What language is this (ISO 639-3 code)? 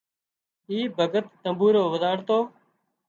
kxp